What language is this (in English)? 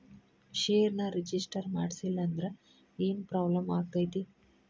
Kannada